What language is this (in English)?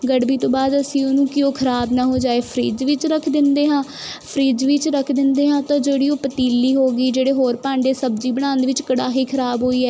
Punjabi